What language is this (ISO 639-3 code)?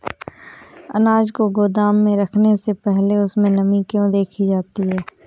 hin